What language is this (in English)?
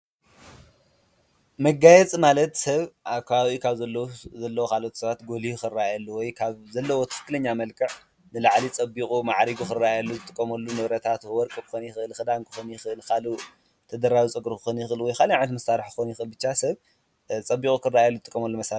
Tigrinya